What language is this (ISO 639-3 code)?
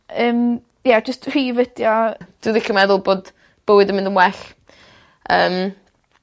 cym